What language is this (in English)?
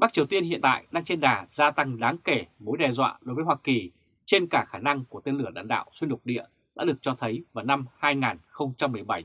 Vietnamese